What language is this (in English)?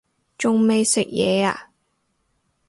Cantonese